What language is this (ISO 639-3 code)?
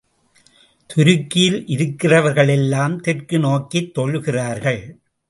tam